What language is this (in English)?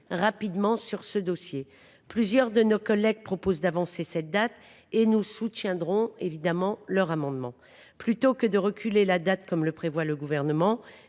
French